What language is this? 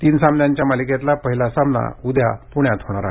Marathi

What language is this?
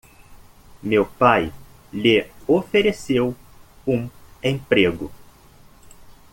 Portuguese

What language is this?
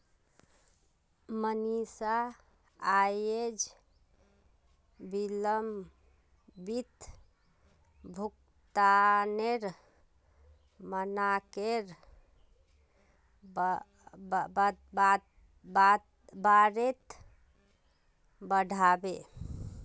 Magahi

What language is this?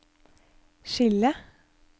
Norwegian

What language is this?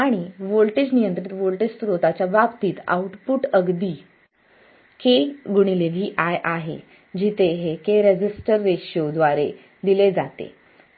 Marathi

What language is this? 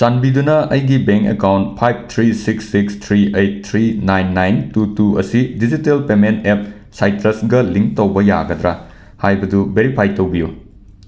Manipuri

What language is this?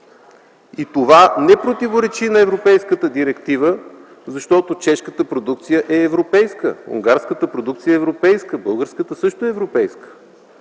Bulgarian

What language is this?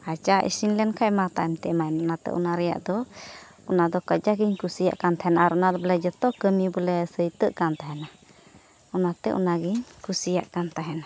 Santali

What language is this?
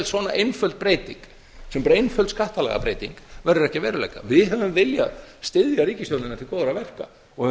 Icelandic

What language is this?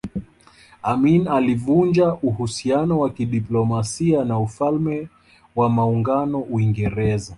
Swahili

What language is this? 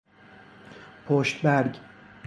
Persian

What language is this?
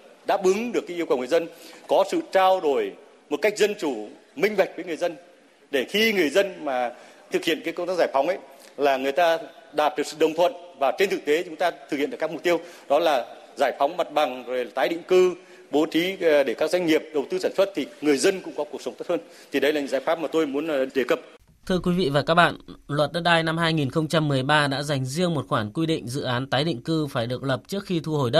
Vietnamese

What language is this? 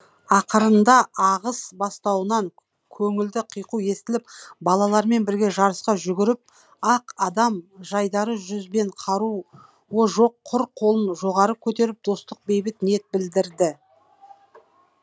Kazakh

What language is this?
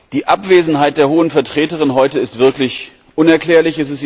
German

